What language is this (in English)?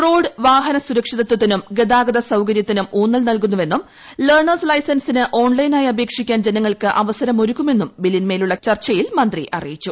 Malayalam